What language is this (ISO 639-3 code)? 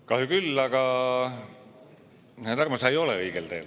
est